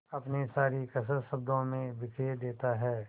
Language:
Hindi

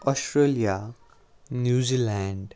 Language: Kashmiri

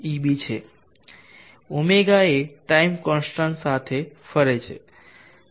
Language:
Gujarati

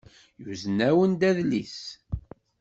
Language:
Kabyle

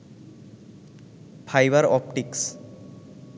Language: Bangla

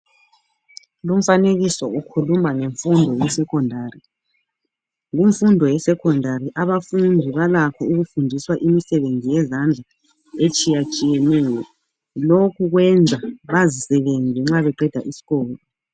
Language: North Ndebele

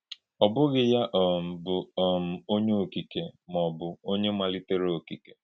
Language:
Igbo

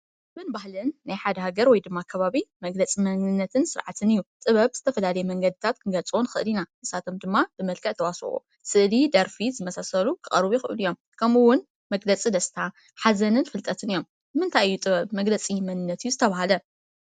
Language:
Tigrinya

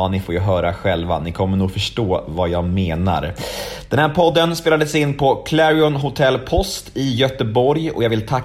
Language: Swedish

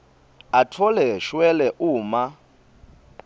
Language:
Swati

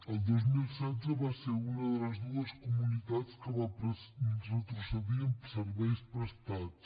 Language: Catalan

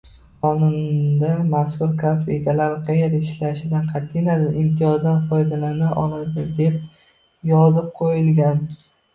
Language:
Uzbek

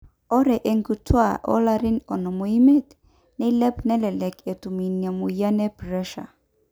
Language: Masai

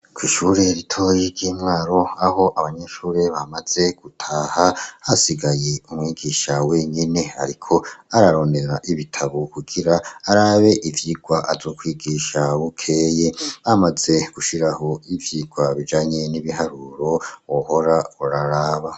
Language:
Rundi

